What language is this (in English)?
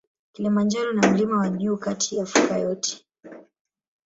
Swahili